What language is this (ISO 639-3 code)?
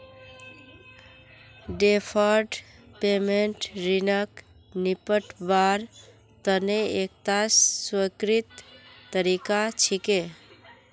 mag